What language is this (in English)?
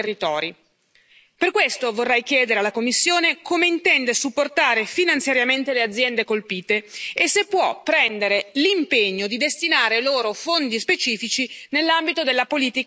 Italian